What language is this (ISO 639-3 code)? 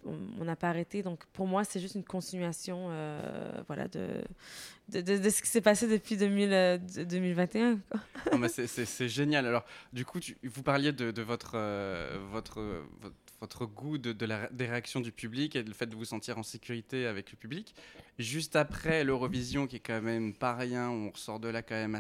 fra